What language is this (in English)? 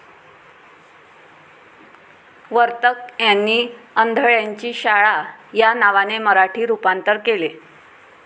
Marathi